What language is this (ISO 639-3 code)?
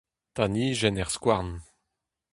bre